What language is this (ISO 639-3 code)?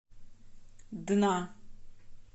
rus